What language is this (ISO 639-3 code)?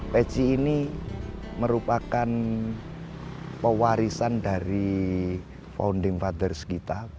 ind